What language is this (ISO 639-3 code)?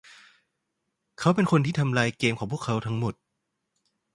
tha